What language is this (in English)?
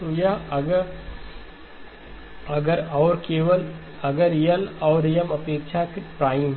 Hindi